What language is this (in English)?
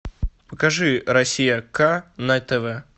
Russian